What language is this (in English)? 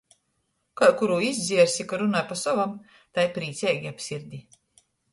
Latgalian